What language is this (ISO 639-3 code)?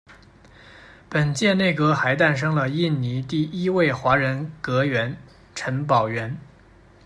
zho